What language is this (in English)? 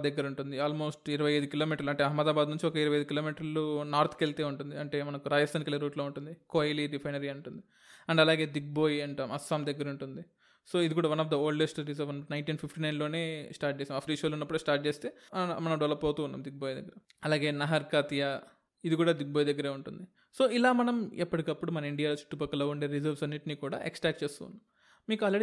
Telugu